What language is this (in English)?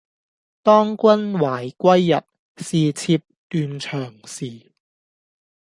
Cantonese